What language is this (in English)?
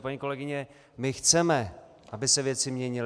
Czech